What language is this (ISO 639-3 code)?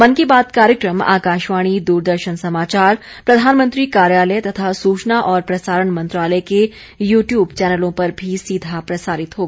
hin